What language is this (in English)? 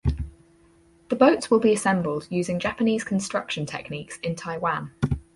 English